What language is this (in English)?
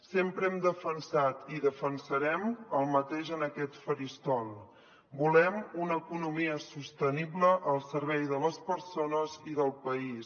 Catalan